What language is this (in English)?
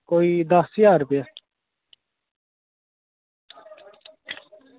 Dogri